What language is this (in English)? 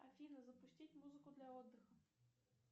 Russian